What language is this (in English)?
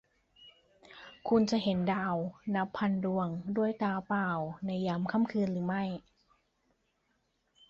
Thai